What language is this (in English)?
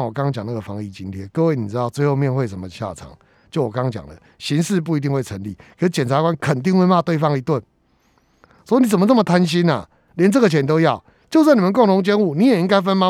Chinese